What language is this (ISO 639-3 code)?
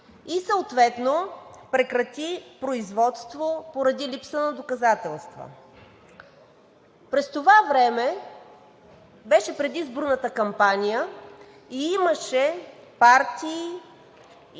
bul